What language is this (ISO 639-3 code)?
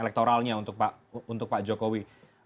ind